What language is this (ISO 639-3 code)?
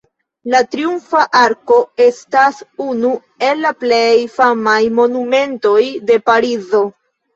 epo